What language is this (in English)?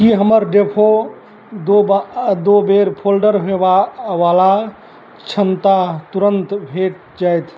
Maithili